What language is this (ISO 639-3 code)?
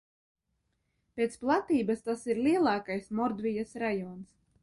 lav